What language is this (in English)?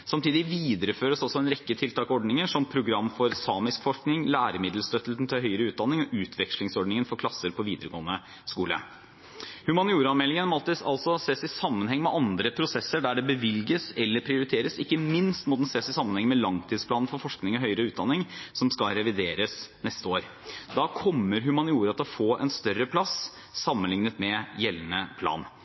Norwegian Bokmål